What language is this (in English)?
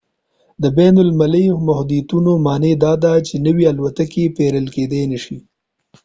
Pashto